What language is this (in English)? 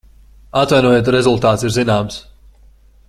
Latvian